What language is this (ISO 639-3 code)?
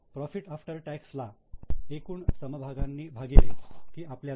mar